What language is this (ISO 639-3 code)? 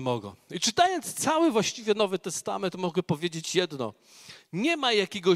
pol